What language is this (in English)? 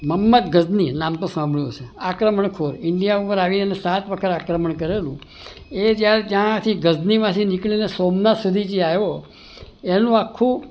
Gujarati